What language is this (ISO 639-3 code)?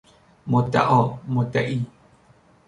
fas